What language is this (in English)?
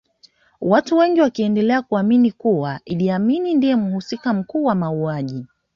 Swahili